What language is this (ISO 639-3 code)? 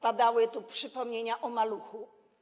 pol